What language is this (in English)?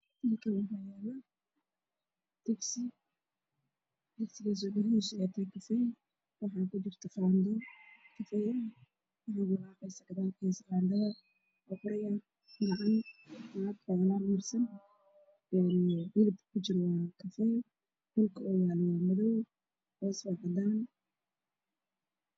Somali